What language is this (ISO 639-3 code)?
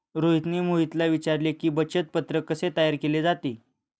mar